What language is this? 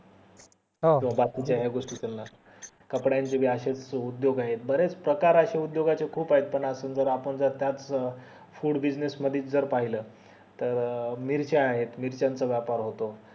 Marathi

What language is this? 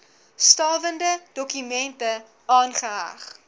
Afrikaans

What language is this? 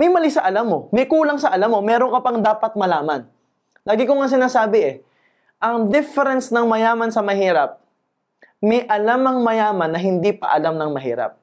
Filipino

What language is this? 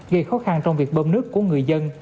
Vietnamese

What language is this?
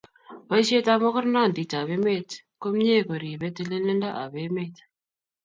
Kalenjin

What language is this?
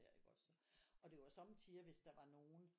Danish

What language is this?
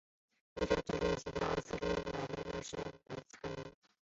Chinese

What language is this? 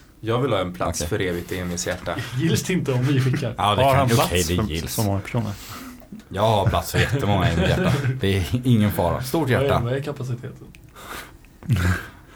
Swedish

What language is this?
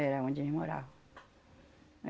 Portuguese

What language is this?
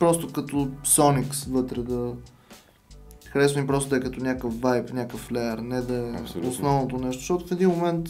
Bulgarian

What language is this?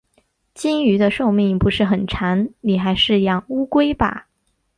Chinese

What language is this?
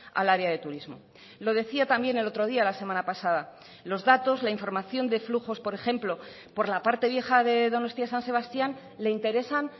Spanish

